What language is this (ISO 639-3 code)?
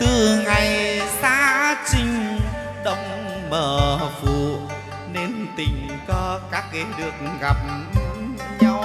vie